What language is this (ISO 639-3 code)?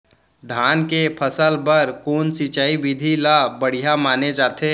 hne